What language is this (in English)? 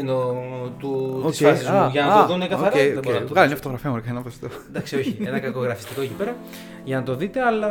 Greek